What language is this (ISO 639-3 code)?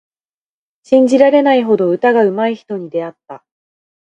jpn